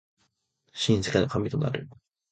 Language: Japanese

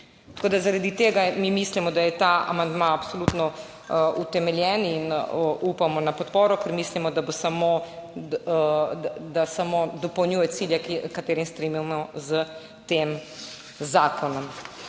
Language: Slovenian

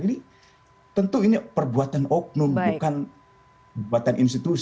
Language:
Indonesian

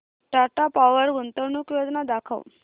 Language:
Marathi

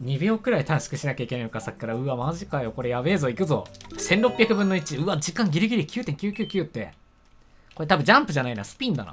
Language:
Japanese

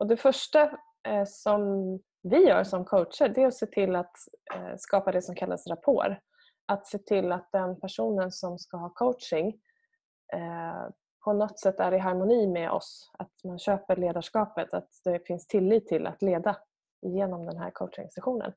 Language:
Swedish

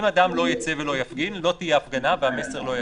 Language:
Hebrew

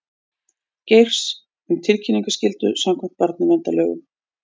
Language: Icelandic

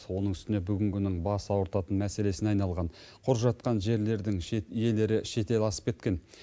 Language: Kazakh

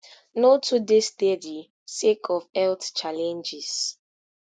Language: Nigerian Pidgin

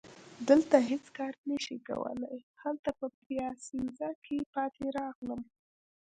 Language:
Pashto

